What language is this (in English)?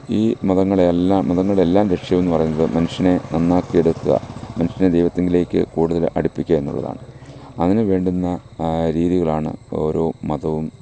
Malayalam